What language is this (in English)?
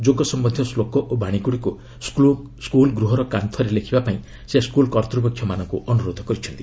Odia